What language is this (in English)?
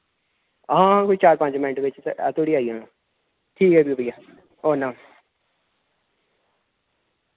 Dogri